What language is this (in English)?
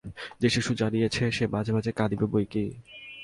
Bangla